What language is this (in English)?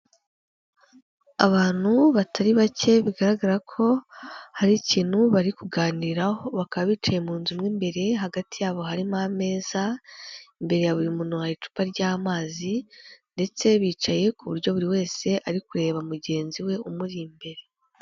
Kinyarwanda